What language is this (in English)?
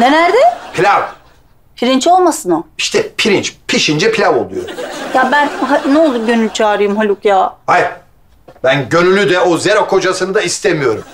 Turkish